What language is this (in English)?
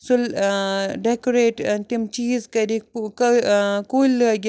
Kashmiri